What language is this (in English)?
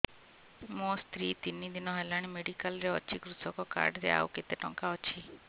Odia